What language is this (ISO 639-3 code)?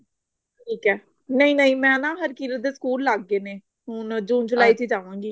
pan